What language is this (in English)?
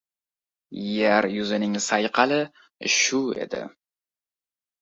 Uzbek